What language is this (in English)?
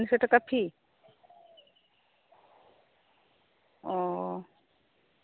Santali